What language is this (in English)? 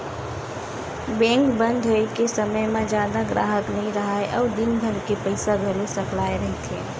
Chhattisgarhi